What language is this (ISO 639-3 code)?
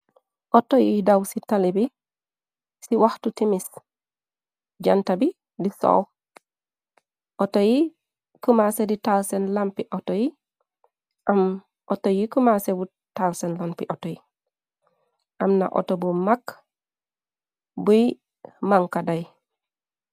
wol